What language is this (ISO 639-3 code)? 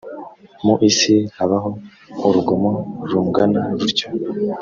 kin